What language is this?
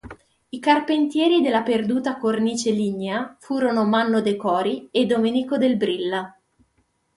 Italian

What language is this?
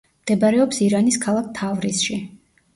Georgian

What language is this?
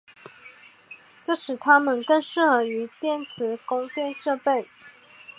Chinese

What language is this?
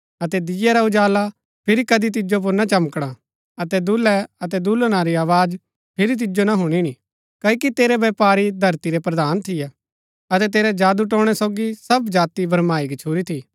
Gaddi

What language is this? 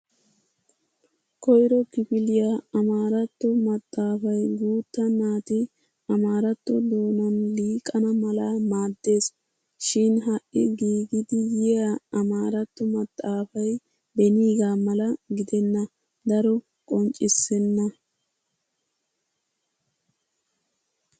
Wolaytta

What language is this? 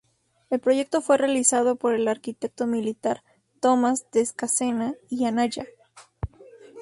Spanish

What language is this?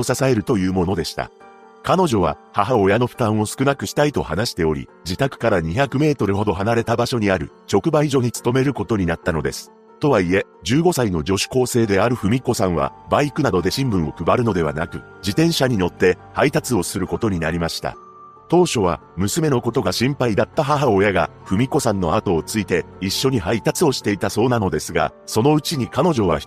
Japanese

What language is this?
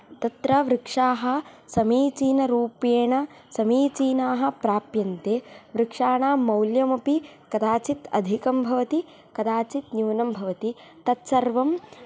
Sanskrit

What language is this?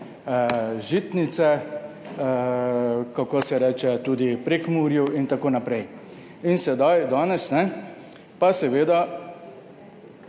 Slovenian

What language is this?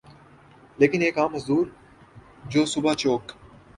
Urdu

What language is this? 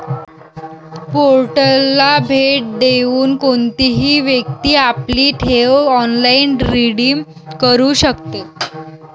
Marathi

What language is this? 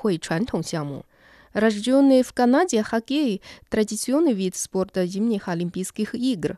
Russian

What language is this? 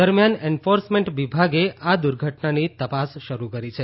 Gujarati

